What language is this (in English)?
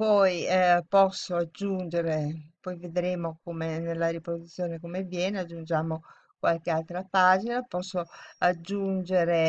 Italian